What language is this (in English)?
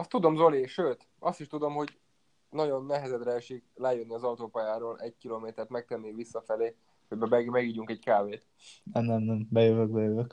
Hungarian